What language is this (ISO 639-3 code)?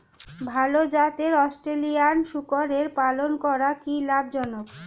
ben